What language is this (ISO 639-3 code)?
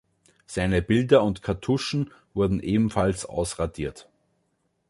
deu